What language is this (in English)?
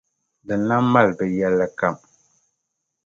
Dagbani